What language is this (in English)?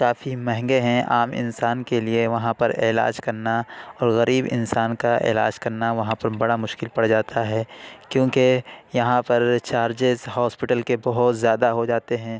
Urdu